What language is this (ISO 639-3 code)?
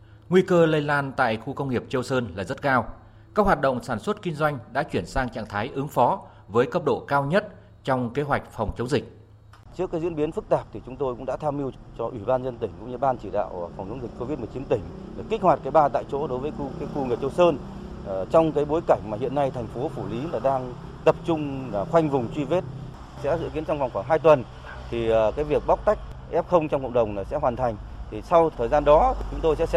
vie